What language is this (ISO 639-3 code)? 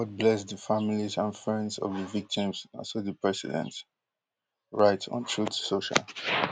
pcm